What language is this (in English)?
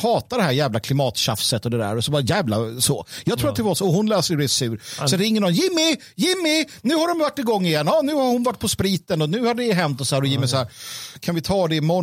Swedish